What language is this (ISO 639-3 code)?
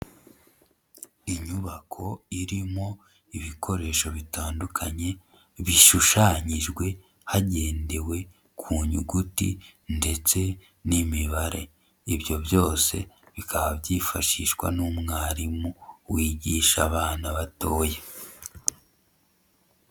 kin